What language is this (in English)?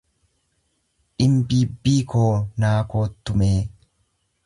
Oromo